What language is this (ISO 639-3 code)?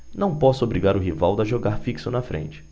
por